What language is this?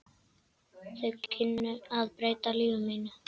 Icelandic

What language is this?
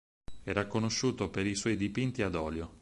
Italian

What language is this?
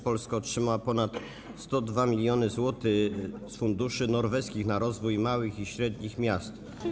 Polish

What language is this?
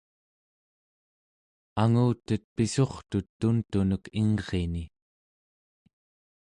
Central Yupik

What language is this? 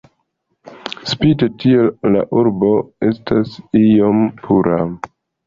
Esperanto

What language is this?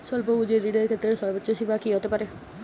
Bangla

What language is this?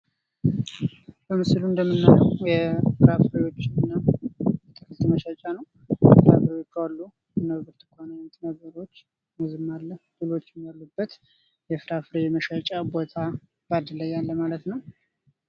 Amharic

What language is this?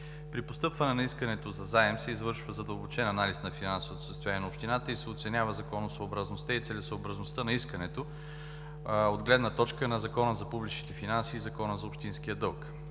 Bulgarian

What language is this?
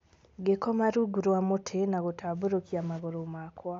Kikuyu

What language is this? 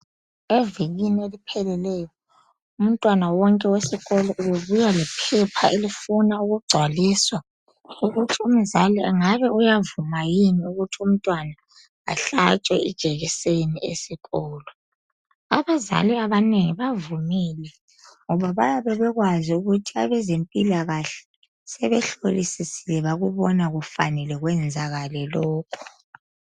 North Ndebele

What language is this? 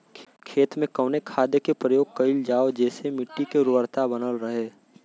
Bhojpuri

